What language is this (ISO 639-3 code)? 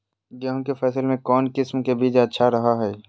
mag